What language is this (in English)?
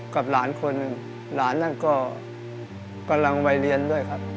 Thai